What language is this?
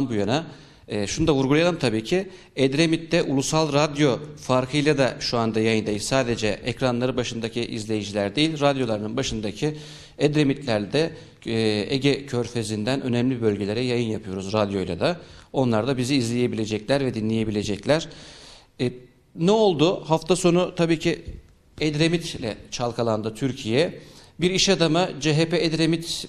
Turkish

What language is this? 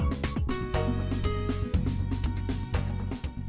Vietnamese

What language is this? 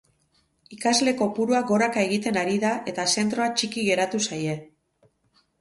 Basque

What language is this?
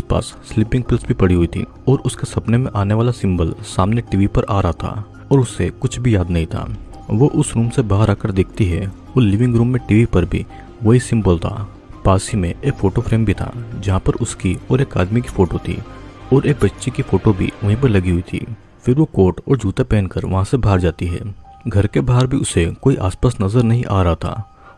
Hindi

